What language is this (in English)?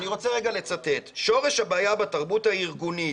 Hebrew